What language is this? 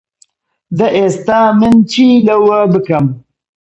Central Kurdish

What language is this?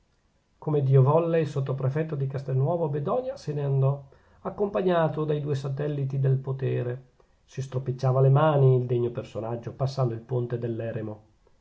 Italian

